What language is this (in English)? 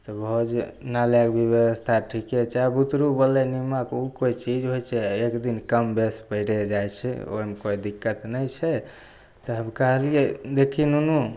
Maithili